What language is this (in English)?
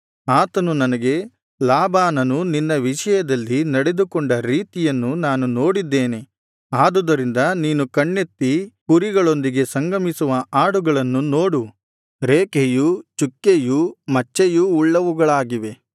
Kannada